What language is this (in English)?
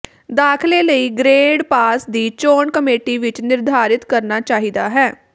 Punjabi